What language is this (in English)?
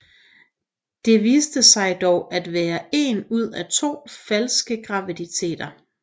Danish